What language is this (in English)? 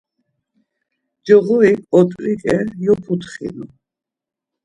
Laz